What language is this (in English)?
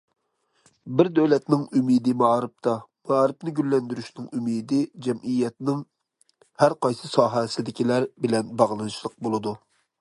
Uyghur